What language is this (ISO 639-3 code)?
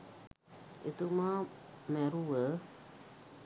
sin